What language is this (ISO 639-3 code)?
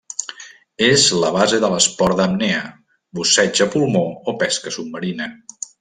cat